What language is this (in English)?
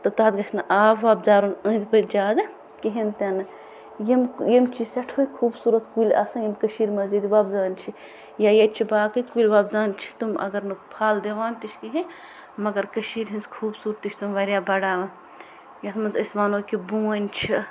Kashmiri